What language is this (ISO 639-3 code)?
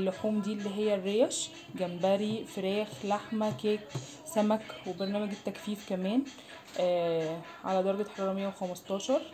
ara